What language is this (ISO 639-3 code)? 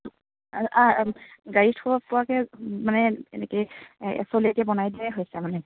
asm